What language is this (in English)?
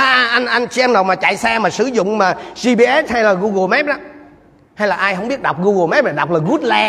Vietnamese